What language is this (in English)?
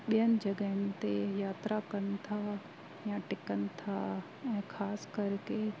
Sindhi